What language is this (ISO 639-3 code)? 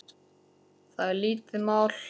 isl